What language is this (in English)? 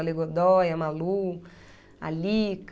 Portuguese